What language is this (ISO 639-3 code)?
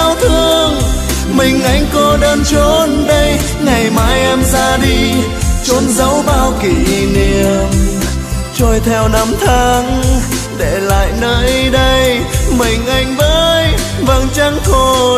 vie